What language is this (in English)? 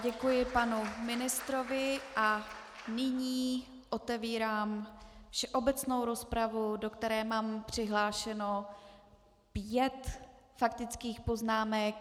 Czech